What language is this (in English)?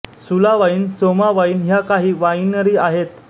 Marathi